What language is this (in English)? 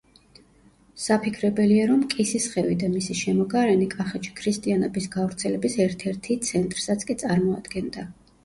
Georgian